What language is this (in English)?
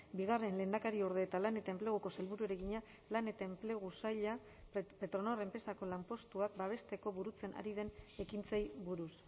Basque